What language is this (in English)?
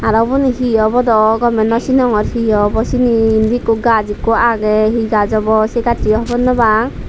Chakma